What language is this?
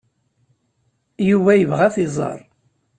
Kabyle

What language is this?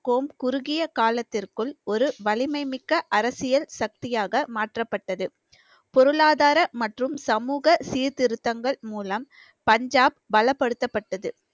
Tamil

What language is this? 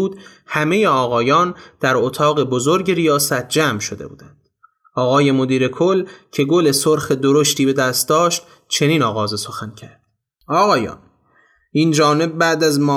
Persian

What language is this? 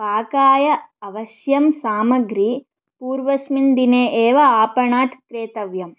Sanskrit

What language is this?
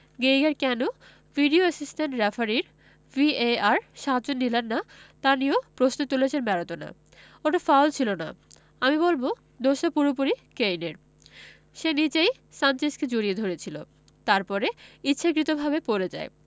Bangla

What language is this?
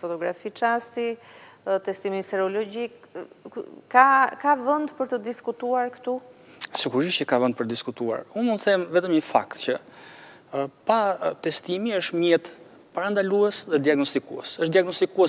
Romanian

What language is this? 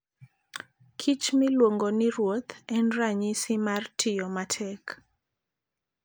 Luo (Kenya and Tanzania)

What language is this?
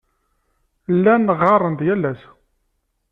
Kabyle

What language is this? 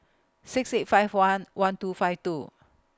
English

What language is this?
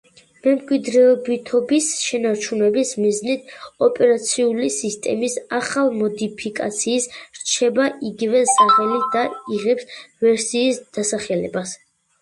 Georgian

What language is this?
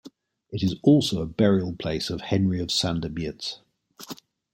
English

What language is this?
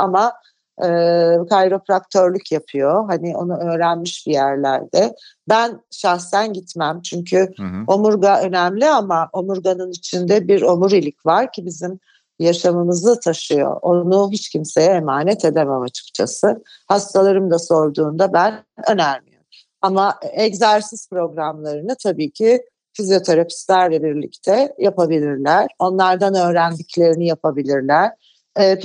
Turkish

